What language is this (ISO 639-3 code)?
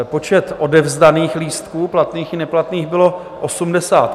ces